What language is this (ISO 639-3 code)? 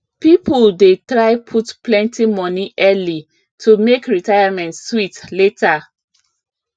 pcm